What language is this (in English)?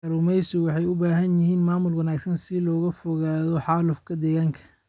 Somali